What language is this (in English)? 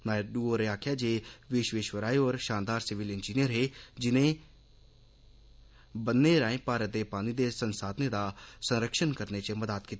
Dogri